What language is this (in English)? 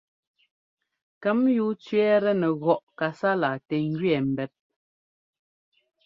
Ngomba